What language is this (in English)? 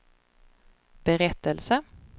Swedish